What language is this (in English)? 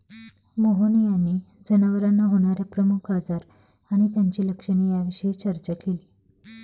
Marathi